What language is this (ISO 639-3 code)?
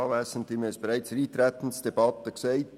gsw